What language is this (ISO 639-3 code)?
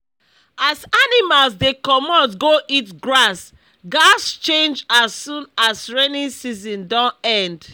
pcm